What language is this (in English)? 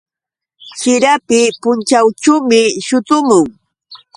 Yauyos Quechua